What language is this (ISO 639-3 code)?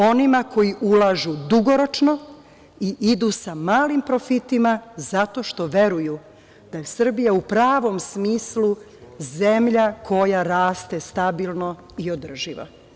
srp